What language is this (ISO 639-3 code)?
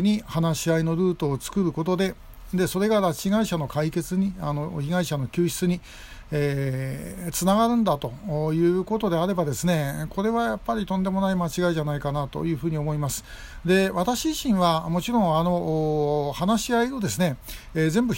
jpn